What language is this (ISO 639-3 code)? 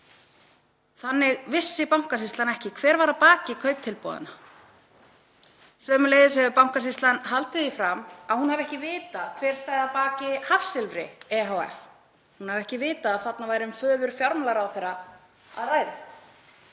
isl